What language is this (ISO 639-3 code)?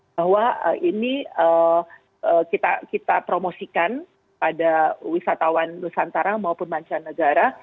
ind